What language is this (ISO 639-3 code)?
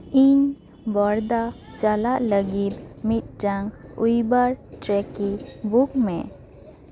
sat